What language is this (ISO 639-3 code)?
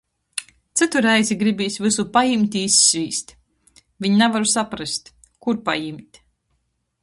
ltg